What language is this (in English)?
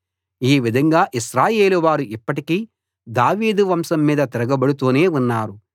Telugu